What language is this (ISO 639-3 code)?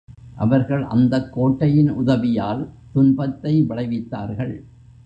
tam